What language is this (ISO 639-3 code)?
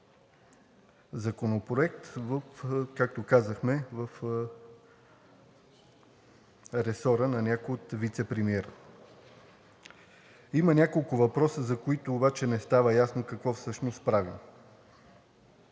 bul